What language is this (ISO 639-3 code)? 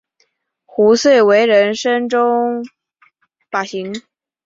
zho